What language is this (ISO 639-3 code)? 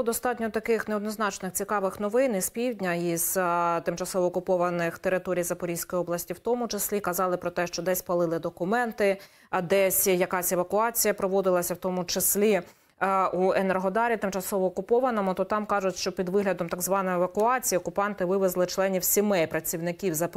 ukr